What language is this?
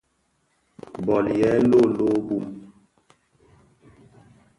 Bafia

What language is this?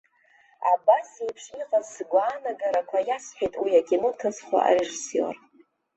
Abkhazian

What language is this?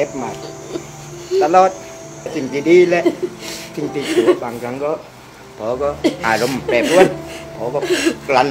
Thai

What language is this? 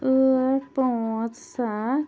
Kashmiri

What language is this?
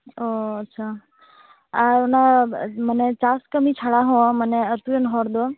Santali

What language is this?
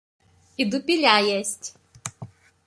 Russian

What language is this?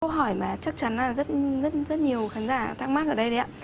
Vietnamese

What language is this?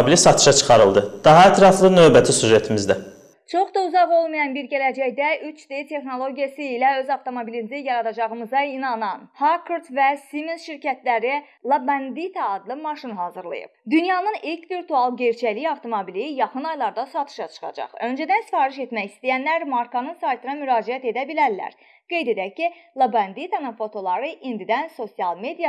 Azerbaijani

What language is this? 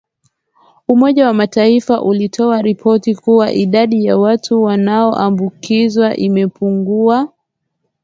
Swahili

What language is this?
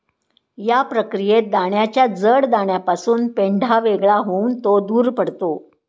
Marathi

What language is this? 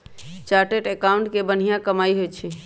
Magahi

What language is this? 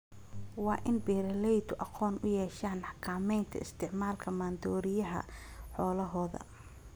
Somali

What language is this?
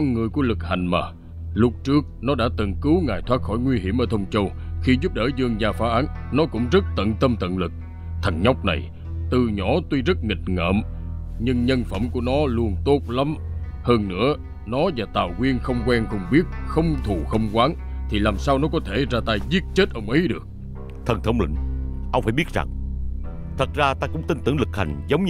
Vietnamese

